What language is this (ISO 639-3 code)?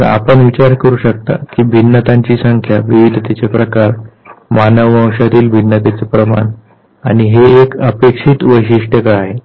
mar